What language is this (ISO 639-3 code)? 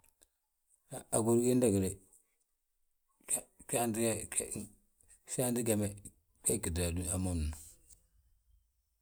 bjt